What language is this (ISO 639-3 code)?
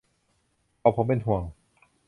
tha